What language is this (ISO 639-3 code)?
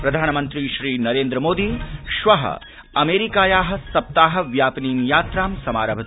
san